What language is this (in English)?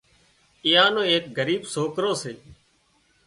Wadiyara Koli